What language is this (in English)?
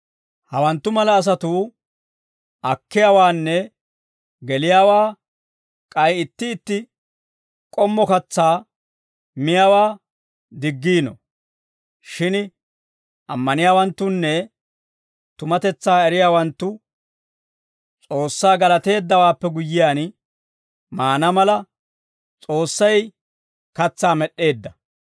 Dawro